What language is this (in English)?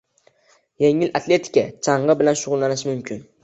Uzbek